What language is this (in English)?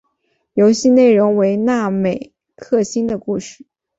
Chinese